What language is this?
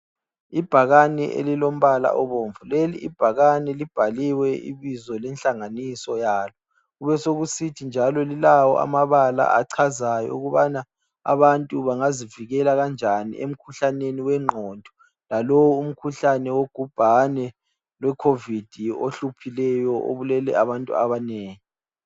North Ndebele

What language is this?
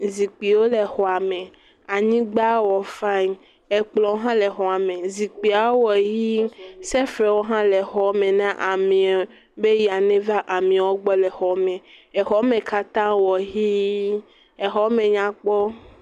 Ewe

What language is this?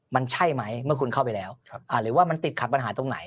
Thai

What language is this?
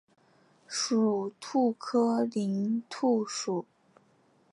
Chinese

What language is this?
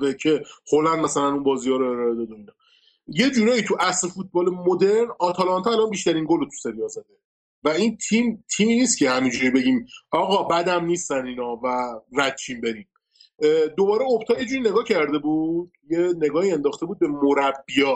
Persian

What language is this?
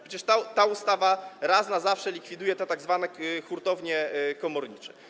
Polish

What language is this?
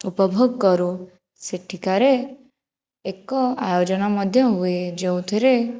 Odia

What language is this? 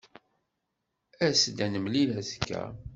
Kabyle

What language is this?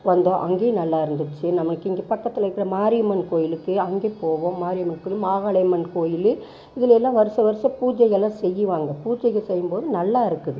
Tamil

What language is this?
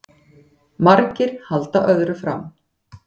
Icelandic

